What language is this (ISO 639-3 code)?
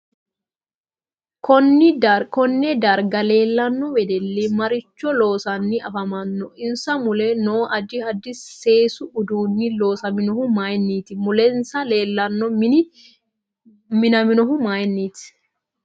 sid